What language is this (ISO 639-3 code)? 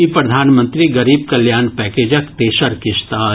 mai